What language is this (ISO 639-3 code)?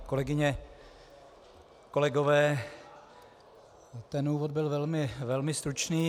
ces